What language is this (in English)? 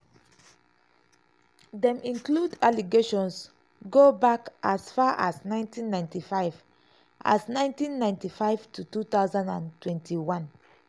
Nigerian Pidgin